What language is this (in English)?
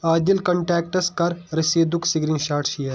Kashmiri